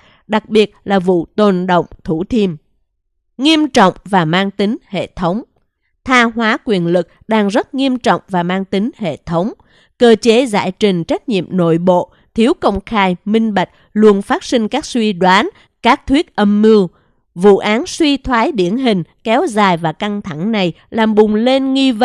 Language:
Vietnamese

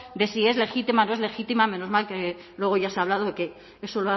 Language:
Spanish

